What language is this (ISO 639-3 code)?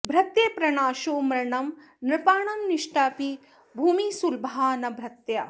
san